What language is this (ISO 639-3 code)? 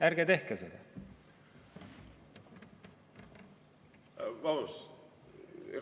est